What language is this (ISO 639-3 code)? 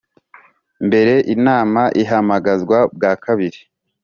kin